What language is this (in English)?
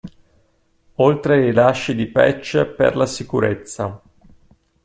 Italian